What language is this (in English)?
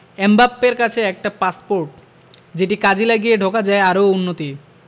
Bangla